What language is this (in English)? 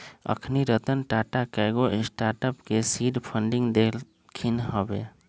Magahi